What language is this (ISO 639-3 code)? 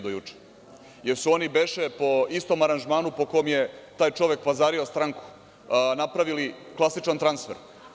srp